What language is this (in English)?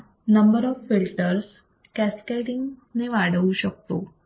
Marathi